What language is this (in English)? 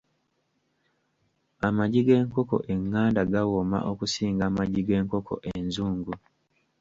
Ganda